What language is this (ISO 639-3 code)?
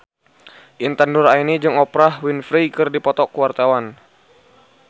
sun